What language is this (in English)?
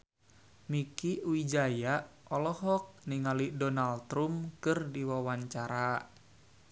Sundanese